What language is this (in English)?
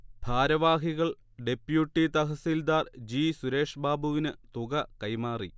Malayalam